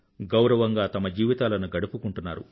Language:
Telugu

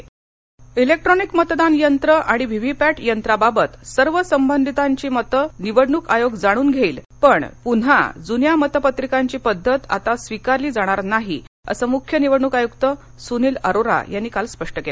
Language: Marathi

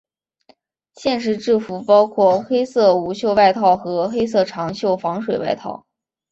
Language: Chinese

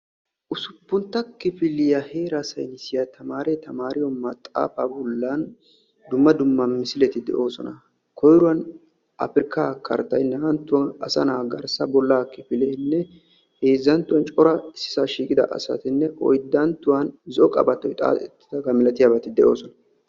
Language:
Wolaytta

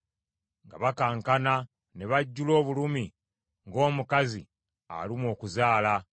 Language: Ganda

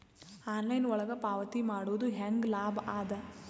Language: Kannada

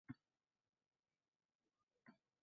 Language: Uzbek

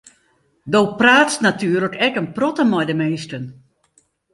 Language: Western Frisian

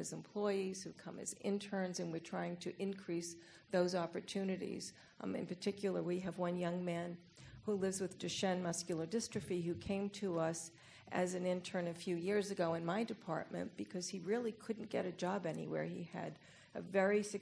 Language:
English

